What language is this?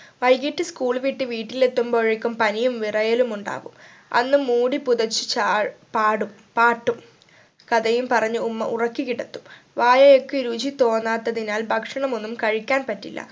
Malayalam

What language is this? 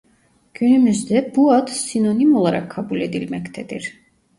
Turkish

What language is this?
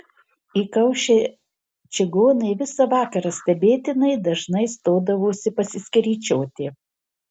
Lithuanian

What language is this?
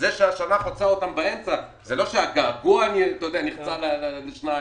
Hebrew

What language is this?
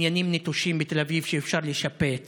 Hebrew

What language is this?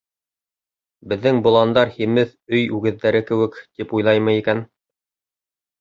Bashkir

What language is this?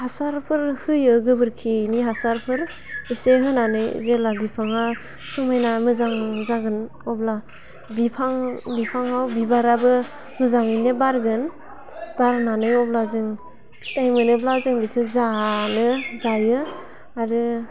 Bodo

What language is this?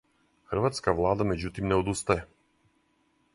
Serbian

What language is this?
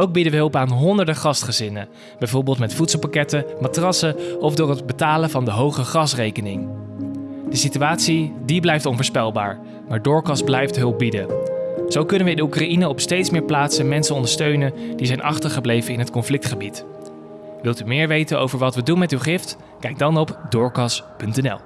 Dutch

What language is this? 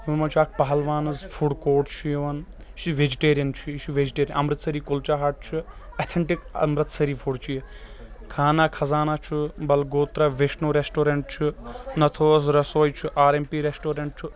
Kashmiri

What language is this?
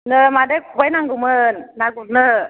Bodo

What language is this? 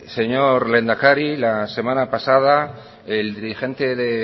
Spanish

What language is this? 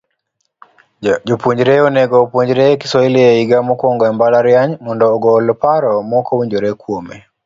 Luo (Kenya and Tanzania)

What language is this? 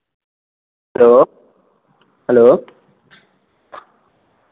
Dogri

